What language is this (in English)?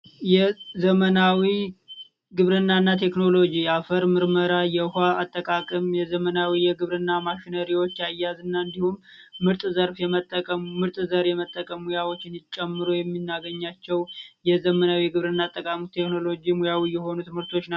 Amharic